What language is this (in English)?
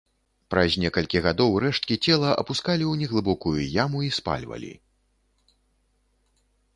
Belarusian